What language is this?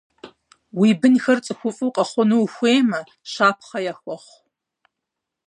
Kabardian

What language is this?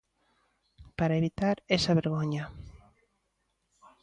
Galician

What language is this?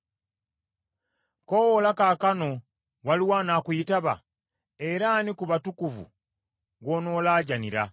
Ganda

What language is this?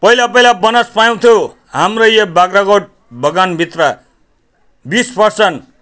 Nepali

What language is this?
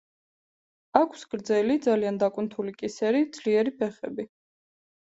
Georgian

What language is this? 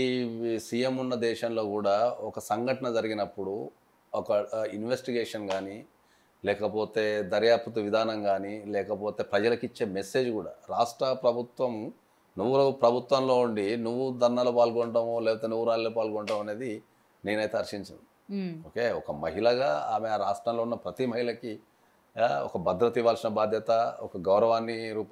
Telugu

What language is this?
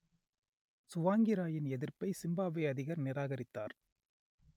Tamil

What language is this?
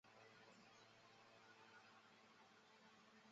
Chinese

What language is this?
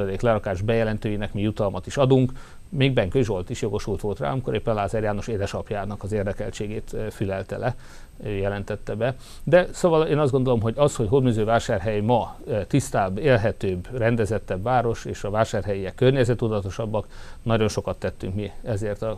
Hungarian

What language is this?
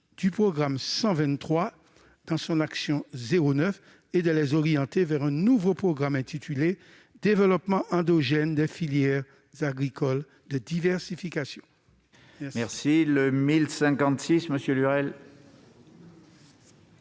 French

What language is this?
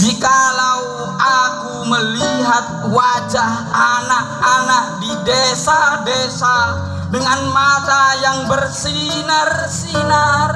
Indonesian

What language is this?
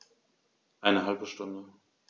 German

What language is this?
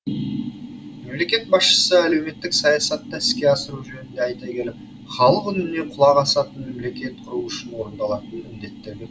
Kazakh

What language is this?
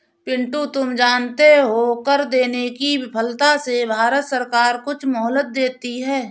Hindi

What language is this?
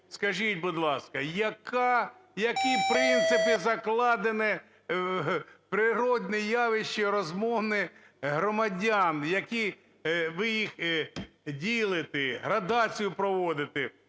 Ukrainian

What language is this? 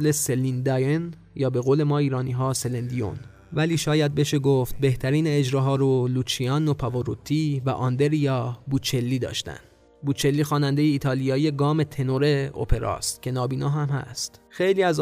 Persian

